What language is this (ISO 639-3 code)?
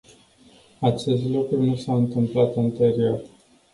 ron